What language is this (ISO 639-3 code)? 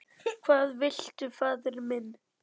isl